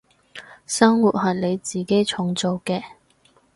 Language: Cantonese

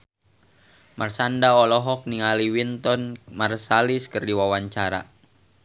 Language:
Sundanese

